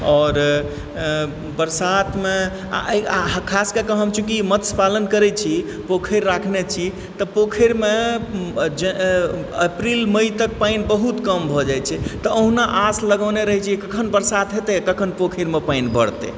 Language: Maithili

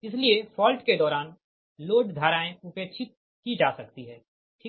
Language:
Hindi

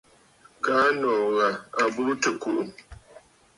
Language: Bafut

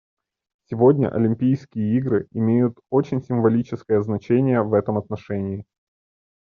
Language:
Russian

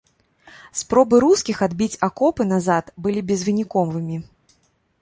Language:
Belarusian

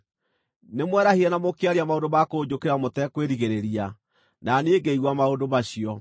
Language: Kikuyu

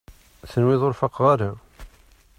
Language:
Kabyle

